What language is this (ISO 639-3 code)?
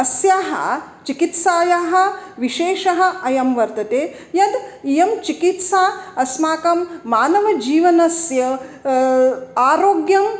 san